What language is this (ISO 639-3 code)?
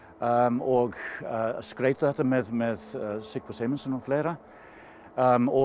isl